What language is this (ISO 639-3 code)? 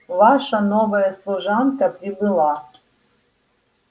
rus